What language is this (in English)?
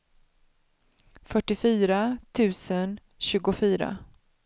Swedish